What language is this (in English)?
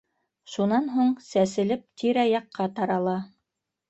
Bashkir